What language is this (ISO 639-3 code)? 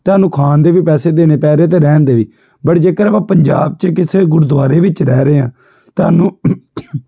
pan